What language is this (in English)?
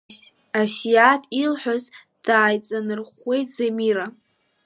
Abkhazian